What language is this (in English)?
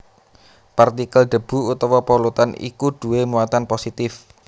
Javanese